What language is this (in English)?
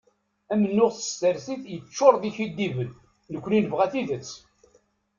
Kabyle